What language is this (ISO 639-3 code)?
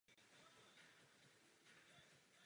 ces